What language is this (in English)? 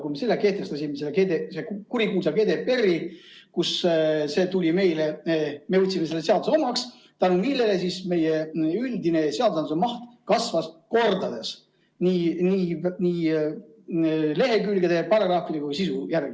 Estonian